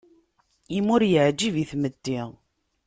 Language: Kabyle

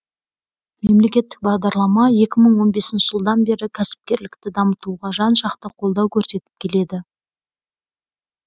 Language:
Kazakh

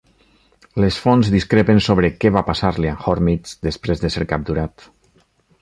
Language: Catalan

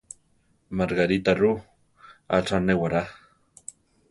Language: Central Tarahumara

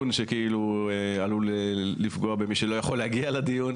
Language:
Hebrew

